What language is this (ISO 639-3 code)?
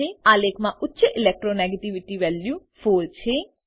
guj